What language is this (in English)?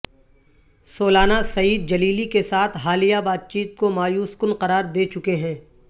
Urdu